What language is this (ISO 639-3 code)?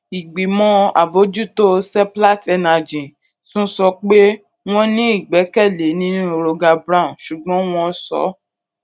yor